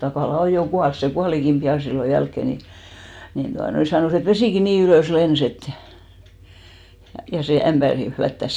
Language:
Finnish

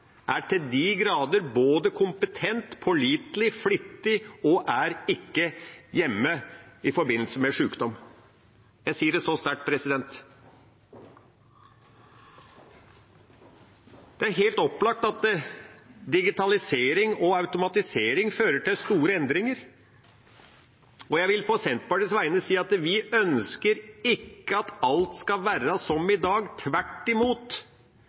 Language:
Norwegian Nynorsk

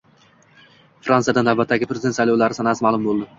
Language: Uzbek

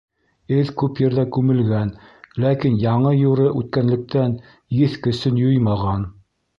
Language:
Bashkir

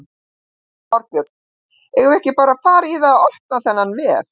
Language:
Icelandic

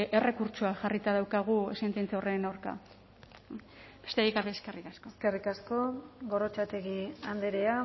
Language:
Basque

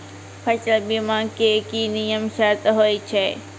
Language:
Maithili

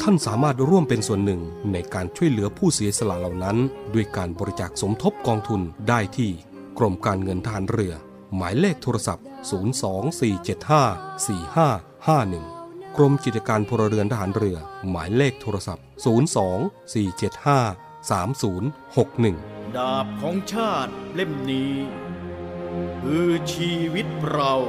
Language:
Thai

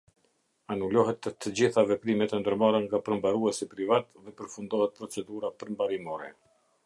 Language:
Albanian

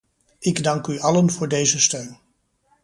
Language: Dutch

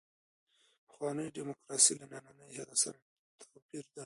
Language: Pashto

